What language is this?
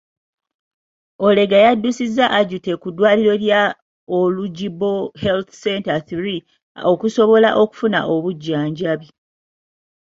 Ganda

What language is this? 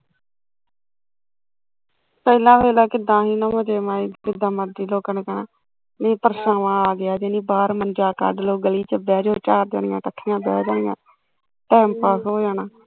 Punjabi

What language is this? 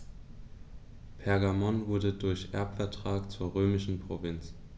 German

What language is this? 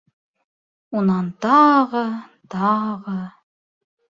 Bashkir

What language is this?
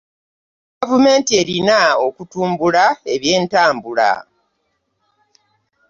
Ganda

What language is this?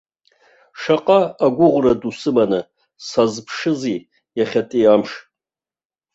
Abkhazian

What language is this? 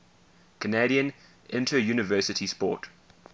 English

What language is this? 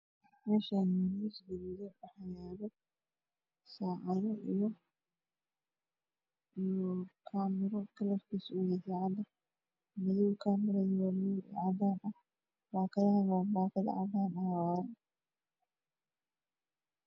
Somali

